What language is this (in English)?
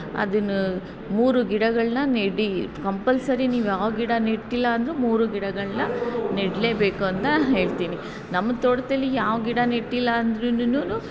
Kannada